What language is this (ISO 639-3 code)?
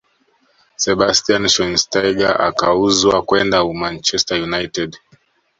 swa